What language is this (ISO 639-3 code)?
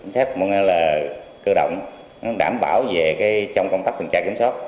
vie